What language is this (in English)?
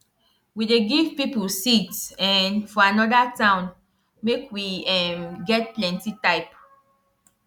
Nigerian Pidgin